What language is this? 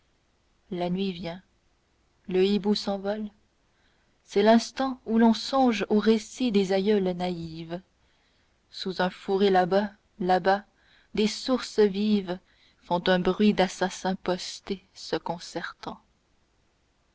French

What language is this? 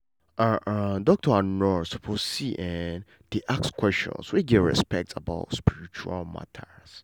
Nigerian Pidgin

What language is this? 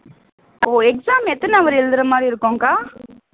Tamil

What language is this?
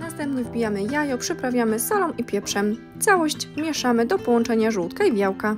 Polish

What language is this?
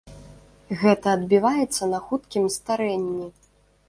Belarusian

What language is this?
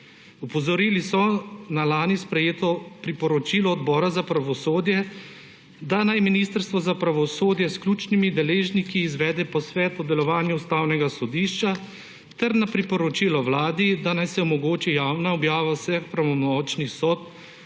Slovenian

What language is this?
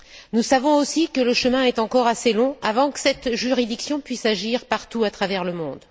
French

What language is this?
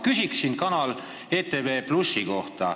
Estonian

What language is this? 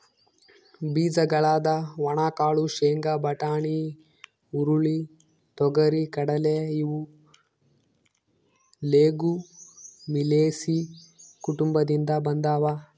Kannada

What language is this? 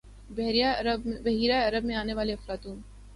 Urdu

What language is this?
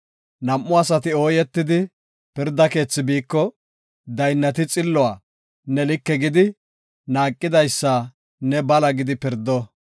Gofa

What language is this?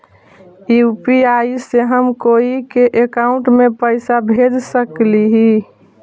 Magahi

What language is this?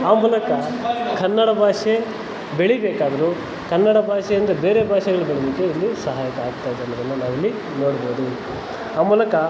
Kannada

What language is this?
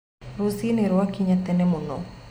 Kikuyu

